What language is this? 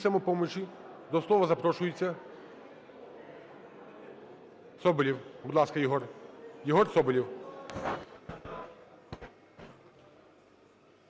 Ukrainian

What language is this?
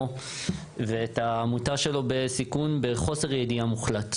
Hebrew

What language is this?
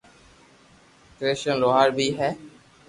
Loarki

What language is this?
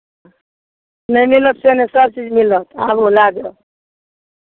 Maithili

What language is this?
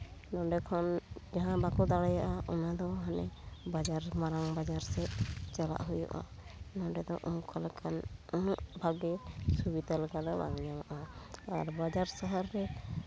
Santali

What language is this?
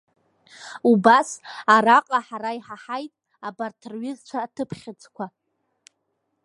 Abkhazian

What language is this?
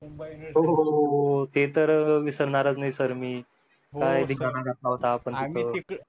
Marathi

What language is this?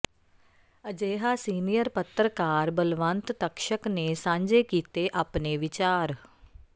Punjabi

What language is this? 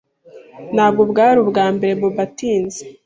Kinyarwanda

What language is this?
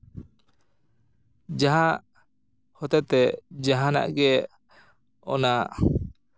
Santali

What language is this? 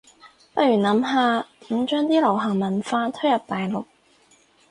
Cantonese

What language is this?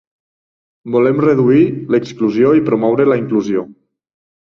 Catalan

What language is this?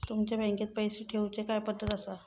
Marathi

